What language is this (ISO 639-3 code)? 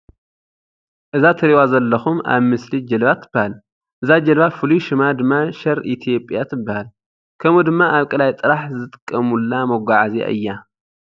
tir